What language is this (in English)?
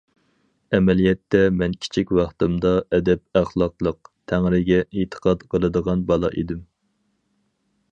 Uyghur